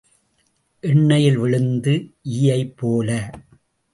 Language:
Tamil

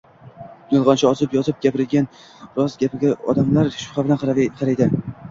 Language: Uzbek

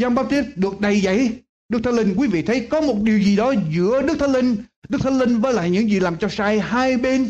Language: Vietnamese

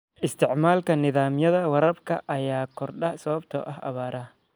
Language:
Somali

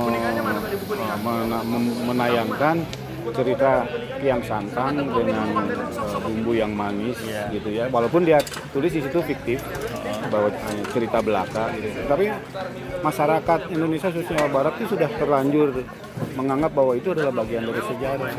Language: Indonesian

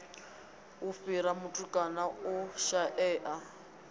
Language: Venda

